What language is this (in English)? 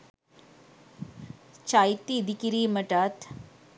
Sinhala